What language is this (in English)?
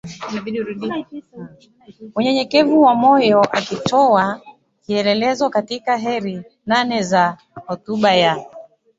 Swahili